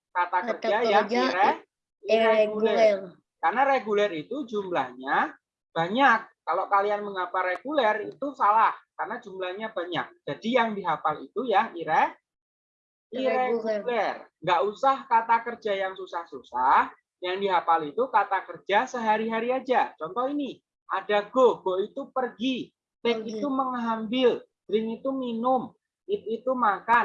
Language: Indonesian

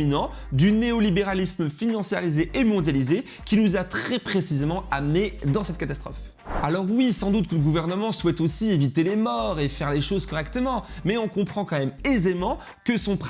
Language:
French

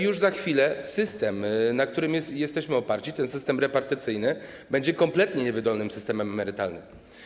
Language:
Polish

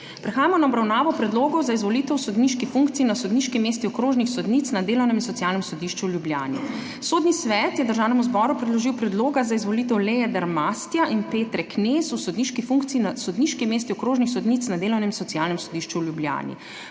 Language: Slovenian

